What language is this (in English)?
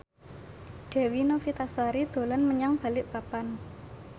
Javanese